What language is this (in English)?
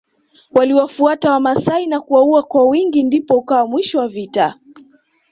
Swahili